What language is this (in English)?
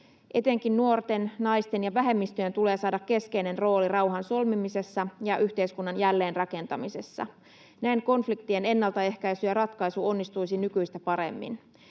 Finnish